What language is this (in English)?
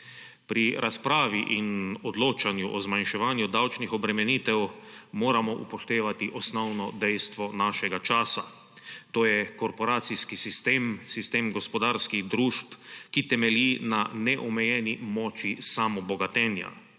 Slovenian